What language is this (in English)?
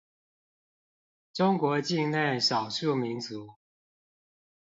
Chinese